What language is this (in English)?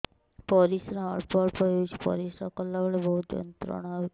Odia